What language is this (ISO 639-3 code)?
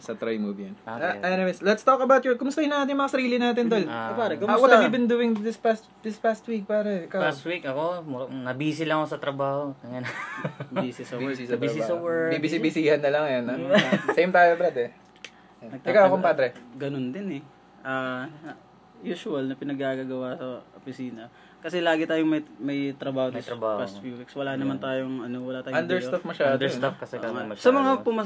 fil